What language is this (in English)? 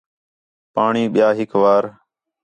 Khetrani